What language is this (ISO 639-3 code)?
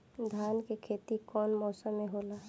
bho